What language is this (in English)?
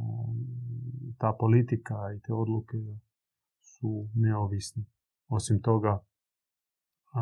Croatian